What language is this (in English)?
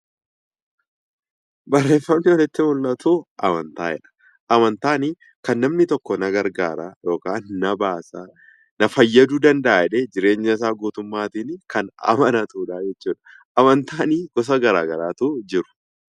Oromo